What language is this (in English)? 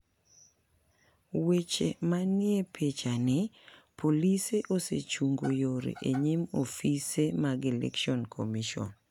Luo (Kenya and Tanzania)